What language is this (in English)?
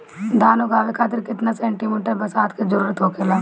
Bhojpuri